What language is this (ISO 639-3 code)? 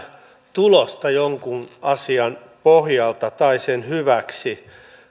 fin